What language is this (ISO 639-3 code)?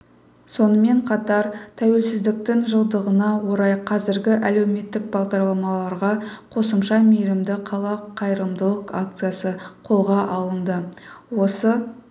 kaz